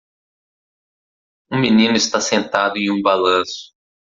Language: Portuguese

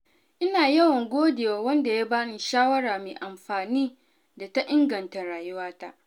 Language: Hausa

